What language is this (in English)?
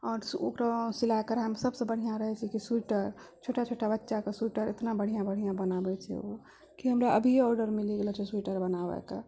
Maithili